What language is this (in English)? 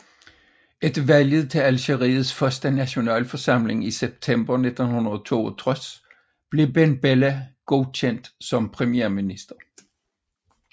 Danish